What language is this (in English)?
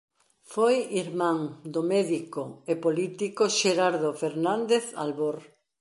Galician